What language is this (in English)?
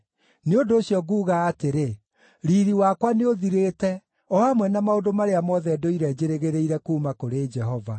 Kikuyu